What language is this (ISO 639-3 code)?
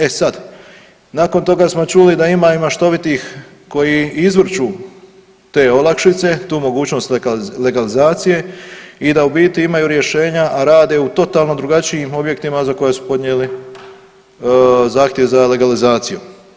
hrv